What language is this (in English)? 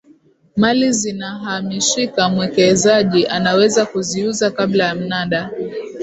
Swahili